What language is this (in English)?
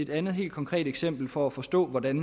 Danish